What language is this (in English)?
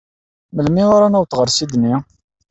Kabyle